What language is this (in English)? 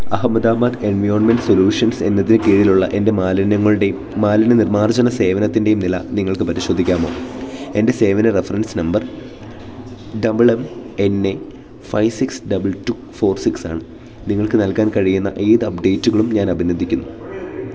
Malayalam